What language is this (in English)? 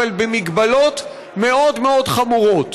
Hebrew